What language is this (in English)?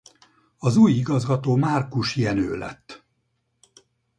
Hungarian